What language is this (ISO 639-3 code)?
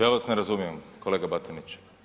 hrv